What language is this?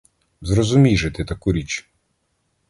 Ukrainian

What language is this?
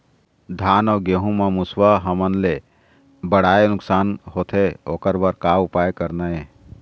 Chhattisgarhi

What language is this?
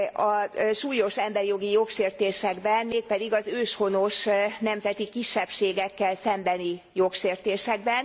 Hungarian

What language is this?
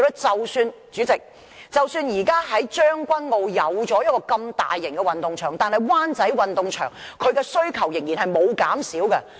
Cantonese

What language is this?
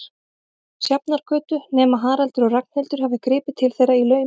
Icelandic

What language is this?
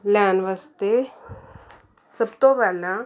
Punjabi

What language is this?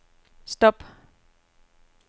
Danish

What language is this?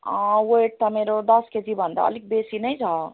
Nepali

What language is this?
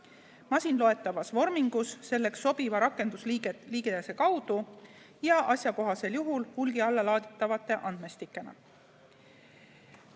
Estonian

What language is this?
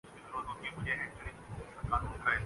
Urdu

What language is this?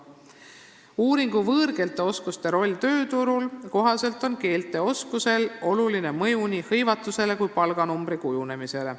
Estonian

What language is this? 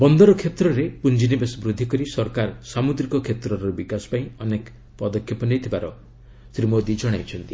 Odia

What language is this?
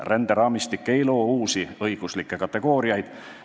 Estonian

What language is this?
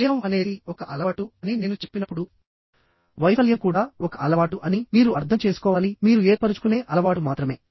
Telugu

